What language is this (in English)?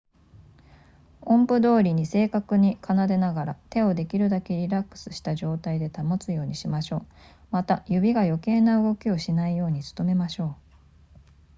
Japanese